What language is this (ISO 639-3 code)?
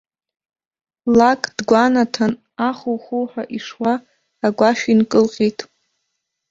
abk